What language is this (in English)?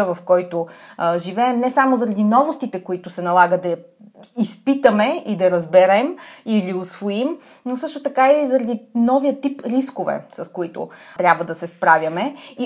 Bulgarian